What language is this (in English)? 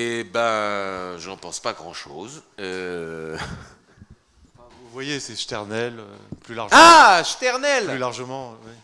French